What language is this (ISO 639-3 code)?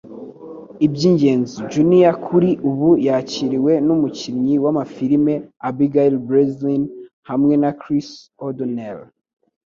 kin